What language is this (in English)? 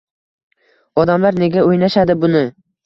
Uzbek